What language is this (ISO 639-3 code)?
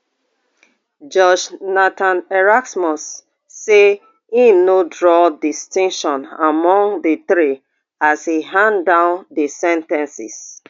pcm